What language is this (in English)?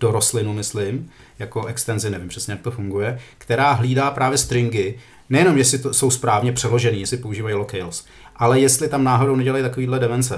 Czech